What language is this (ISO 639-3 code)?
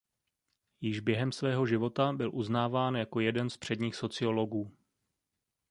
ces